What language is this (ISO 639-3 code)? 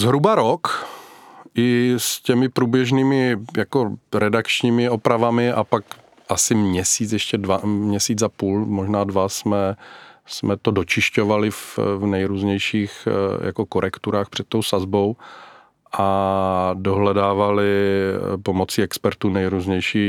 ces